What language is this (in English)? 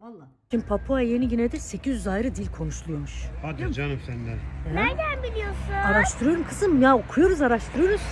Turkish